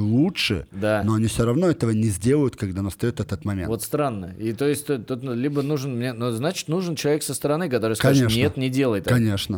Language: Russian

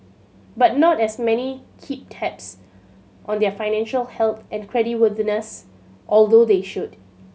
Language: English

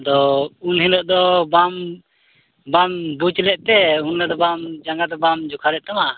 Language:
Santali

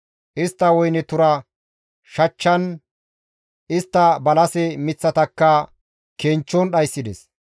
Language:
Gamo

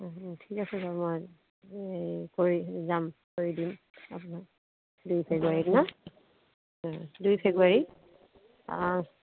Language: Assamese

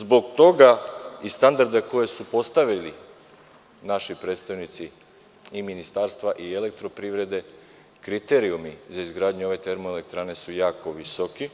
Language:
Serbian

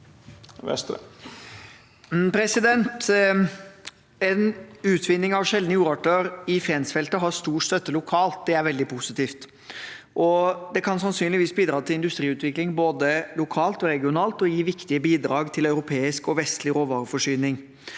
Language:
Norwegian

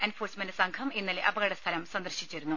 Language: Malayalam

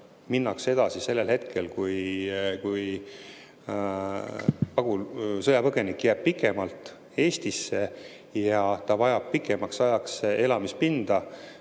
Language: Estonian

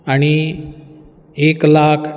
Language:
Konkani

